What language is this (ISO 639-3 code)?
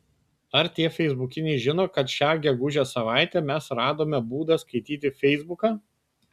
lit